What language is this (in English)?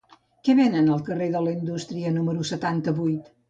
Catalan